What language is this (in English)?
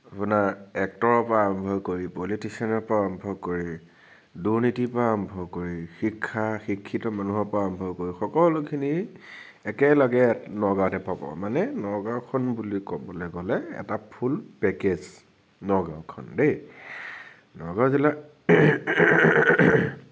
Assamese